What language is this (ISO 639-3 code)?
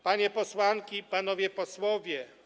pol